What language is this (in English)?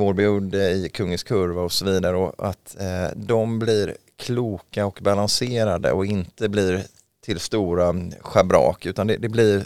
Swedish